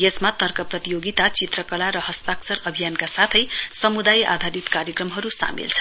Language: Nepali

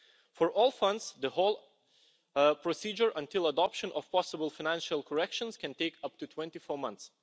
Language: English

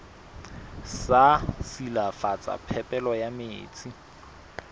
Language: Southern Sotho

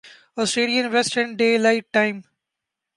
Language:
Urdu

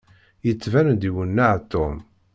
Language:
Kabyle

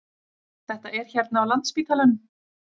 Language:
Icelandic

